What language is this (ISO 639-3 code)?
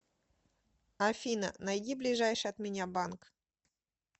rus